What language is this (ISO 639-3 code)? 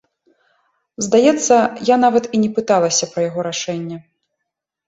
bel